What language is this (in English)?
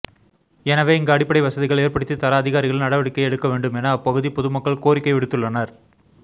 Tamil